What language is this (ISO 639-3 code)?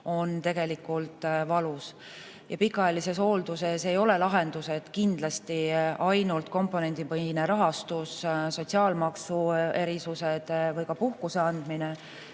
est